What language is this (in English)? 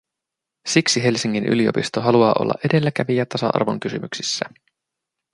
Finnish